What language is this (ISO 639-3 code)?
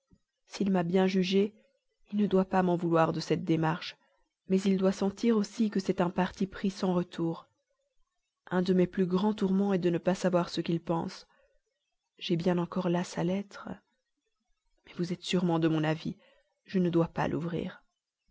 fra